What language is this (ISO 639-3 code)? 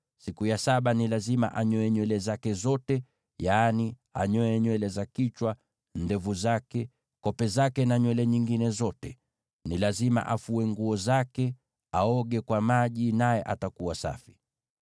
swa